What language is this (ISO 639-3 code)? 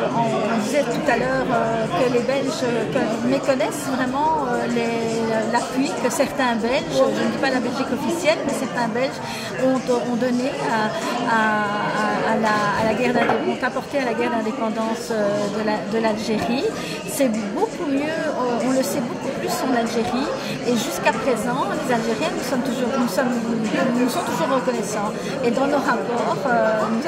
fra